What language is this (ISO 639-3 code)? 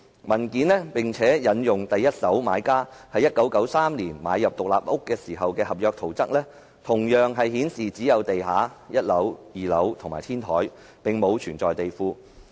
yue